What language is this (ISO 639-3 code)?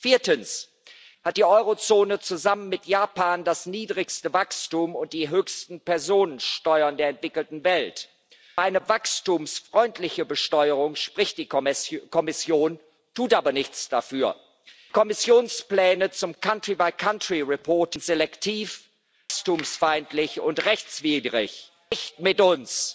deu